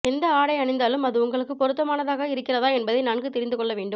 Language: Tamil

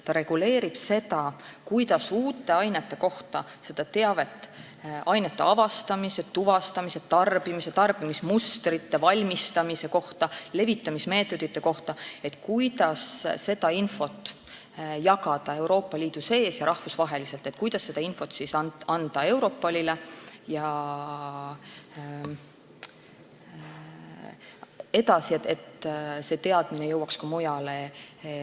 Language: Estonian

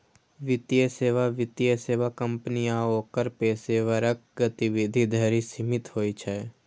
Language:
Maithili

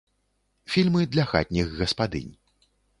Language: Belarusian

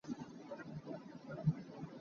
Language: Hakha Chin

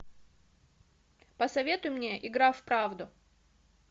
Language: Russian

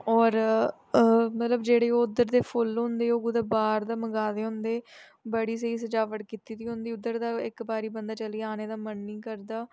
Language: Dogri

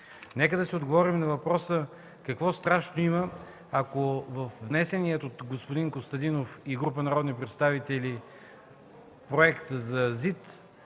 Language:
Bulgarian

